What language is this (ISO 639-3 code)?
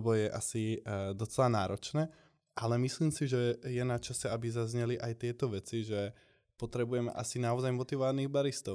slk